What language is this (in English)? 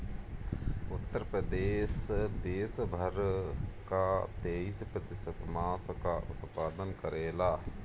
Bhojpuri